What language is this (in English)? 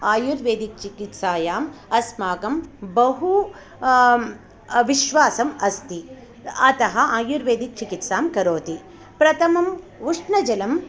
Sanskrit